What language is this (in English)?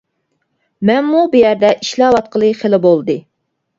Uyghur